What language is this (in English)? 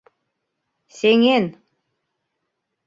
Mari